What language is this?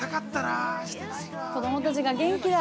Japanese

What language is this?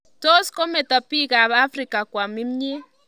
Kalenjin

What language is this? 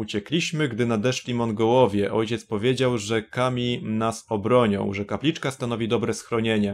Polish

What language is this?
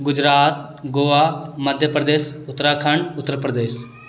Maithili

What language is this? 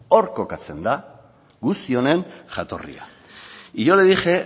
Basque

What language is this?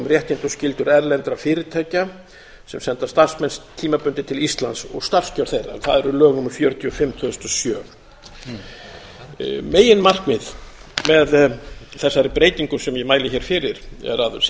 Icelandic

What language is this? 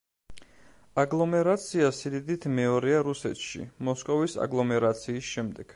Georgian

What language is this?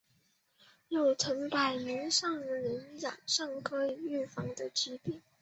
Chinese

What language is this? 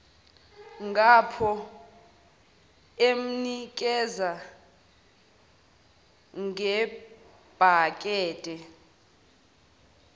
Zulu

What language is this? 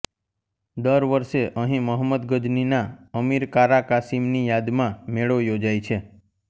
Gujarati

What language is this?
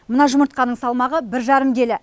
Kazakh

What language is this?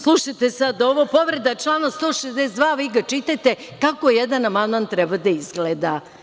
Serbian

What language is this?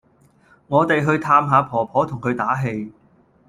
Cantonese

